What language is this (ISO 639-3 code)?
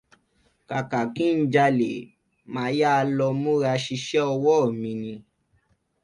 yor